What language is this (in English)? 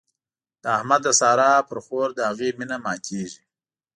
Pashto